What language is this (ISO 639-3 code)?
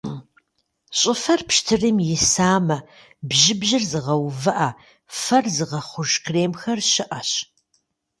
kbd